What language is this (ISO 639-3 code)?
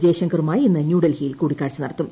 mal